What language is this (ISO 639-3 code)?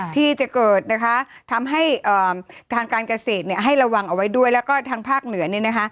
tha